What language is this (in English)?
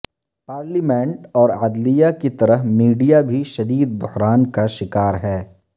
Urdu